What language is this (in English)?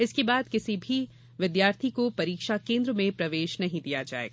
Hindi